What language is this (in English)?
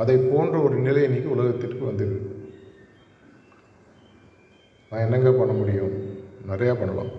Tamil